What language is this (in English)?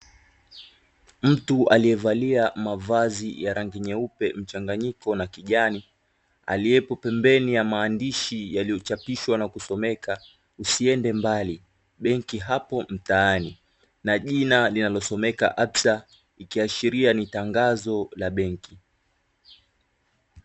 Swahili